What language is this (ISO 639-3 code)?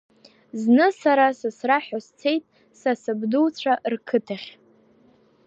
abk